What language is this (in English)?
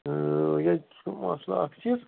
Kashmiri